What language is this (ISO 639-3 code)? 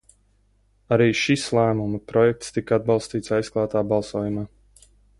lav